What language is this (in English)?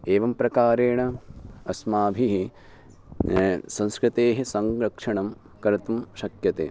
Sanskrit